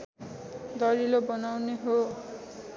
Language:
Nepali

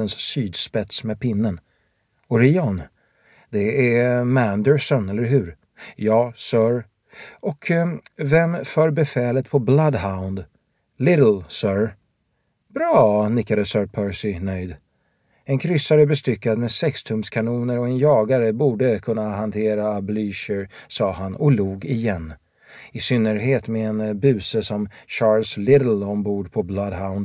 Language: Swedish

